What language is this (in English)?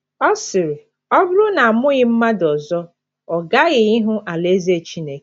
Igbo